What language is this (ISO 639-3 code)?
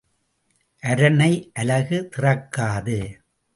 tam